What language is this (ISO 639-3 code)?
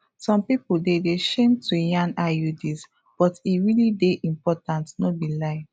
pcm